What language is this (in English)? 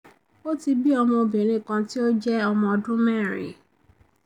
Yoruba